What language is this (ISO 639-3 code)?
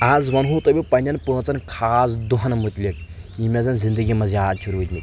kas